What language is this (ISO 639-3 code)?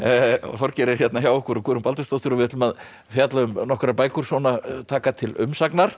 isl